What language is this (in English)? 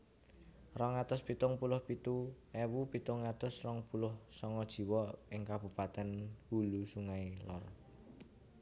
Javanese